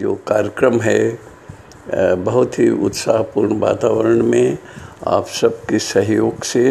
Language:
Hindi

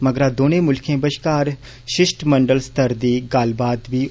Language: Dogri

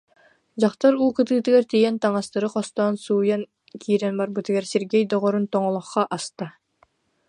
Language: Yakut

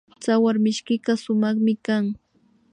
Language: Imbabura Highland Quichua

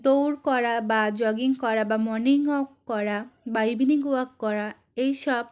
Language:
Bangla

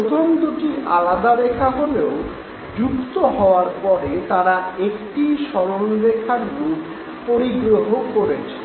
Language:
Bangla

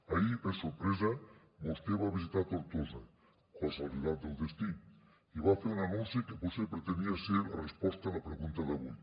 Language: Catalan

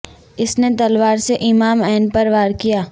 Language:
Urdu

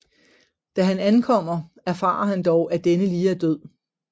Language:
Danish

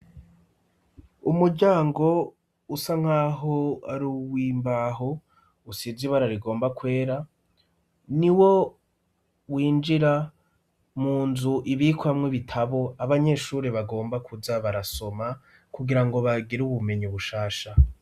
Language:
Rundi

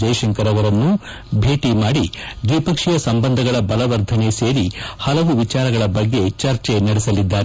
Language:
Kannada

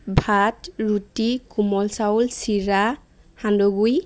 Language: Assamese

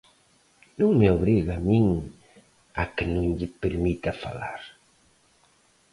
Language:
Galician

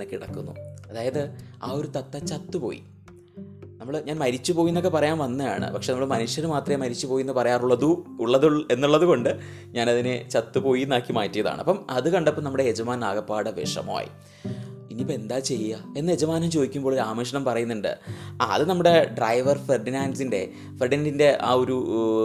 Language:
Malayalam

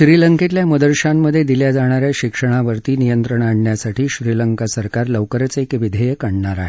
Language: Marathi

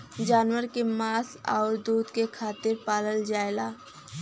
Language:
Bhojpuri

